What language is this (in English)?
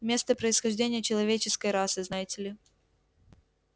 Russian